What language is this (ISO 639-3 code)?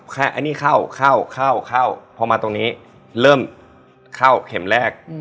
tha